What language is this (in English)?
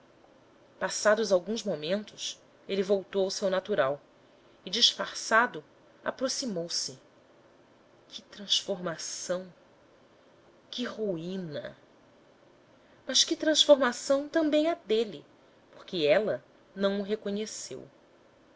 Portuguese